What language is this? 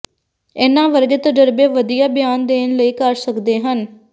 Punjabi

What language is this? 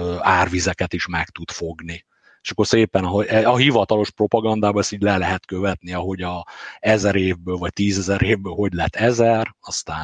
Hungarian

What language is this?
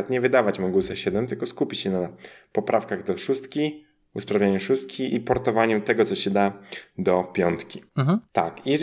Polish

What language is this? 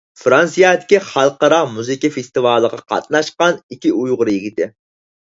Uyghur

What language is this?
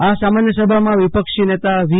Gujarati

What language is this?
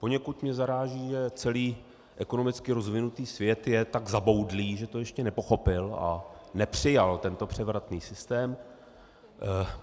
Czech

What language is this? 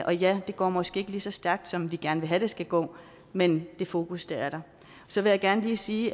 Danish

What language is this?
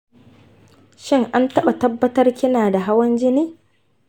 Hausa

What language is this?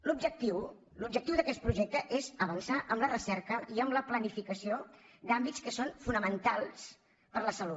Catalan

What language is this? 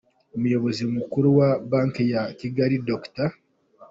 Kinyarwanda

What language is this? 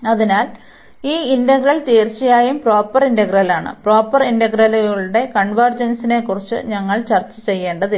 Malayalam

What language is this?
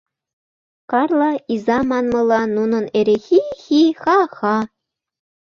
Mari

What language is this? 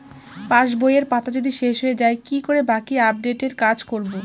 Bangla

